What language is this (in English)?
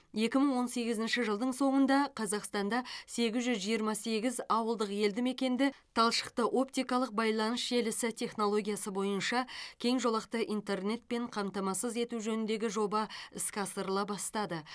Kazakh